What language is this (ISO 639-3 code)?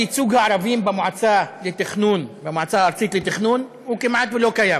heb